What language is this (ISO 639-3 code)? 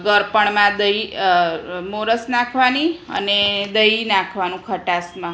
guj